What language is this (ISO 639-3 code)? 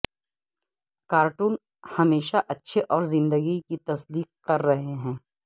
urd